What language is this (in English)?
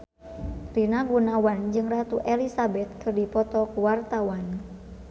Sundanese